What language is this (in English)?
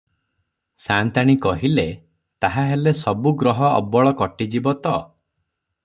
Odia